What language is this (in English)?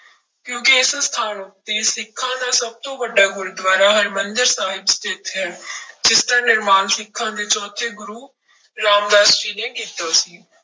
Punjabi